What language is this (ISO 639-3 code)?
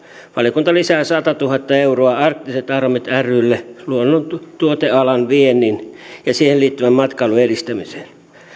fin